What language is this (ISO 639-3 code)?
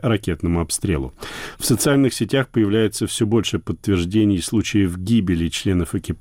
rus